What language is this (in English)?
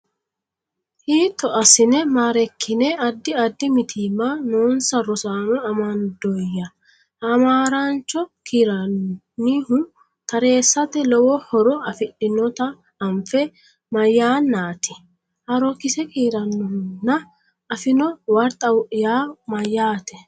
Sidamo